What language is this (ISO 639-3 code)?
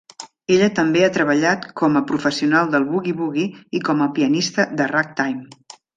cat